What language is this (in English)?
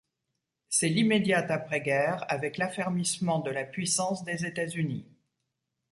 French